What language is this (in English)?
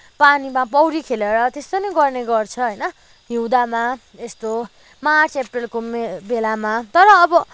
Nepali